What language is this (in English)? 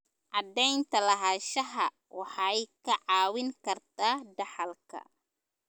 Somali